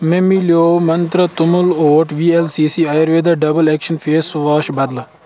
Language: Kashmiri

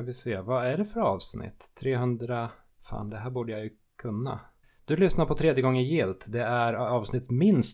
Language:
Swedish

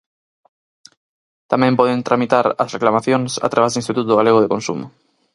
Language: Galician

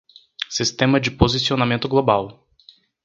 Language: Portuguese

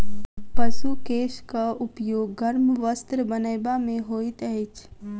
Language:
Maithili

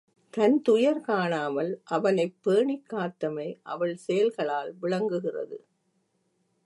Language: Tamil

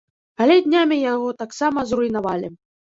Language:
Belarusian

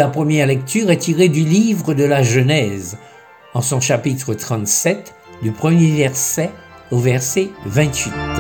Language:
French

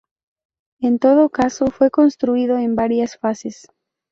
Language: Spanish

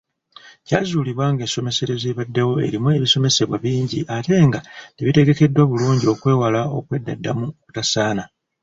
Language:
Ganda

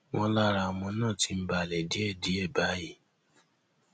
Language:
Yoruba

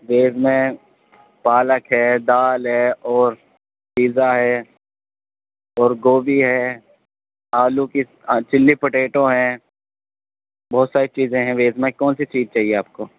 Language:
Urdu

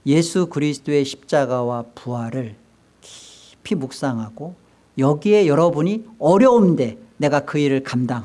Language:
Korean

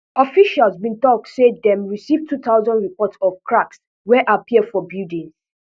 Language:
Nigerian Pidgin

